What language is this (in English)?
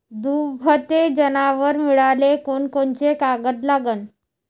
Marathi